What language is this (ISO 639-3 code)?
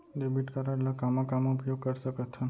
hne